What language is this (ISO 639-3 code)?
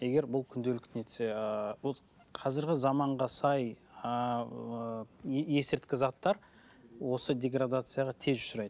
kaz